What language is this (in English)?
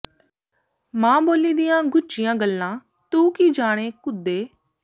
Punjabi